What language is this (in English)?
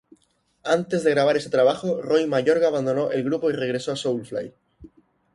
Spanish